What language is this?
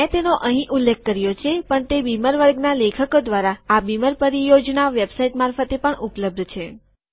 Gujarati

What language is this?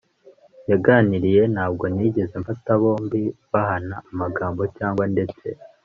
Kinyarwanda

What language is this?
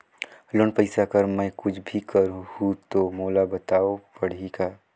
Chhattisgarhi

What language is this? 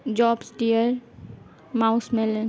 Urdu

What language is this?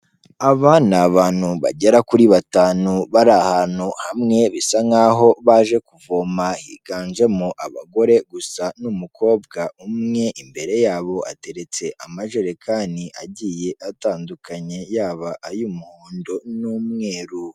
Kinyarwanda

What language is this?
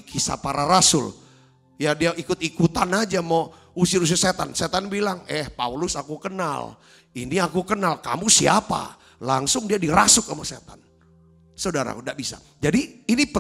Indonesian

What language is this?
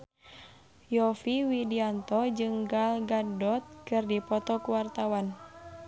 Sundanese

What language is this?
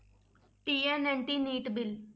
Punjabi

